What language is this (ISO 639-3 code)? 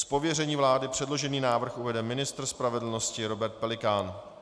ces